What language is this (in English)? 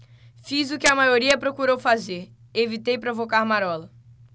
Portuguese